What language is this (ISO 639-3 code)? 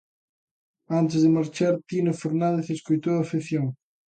glg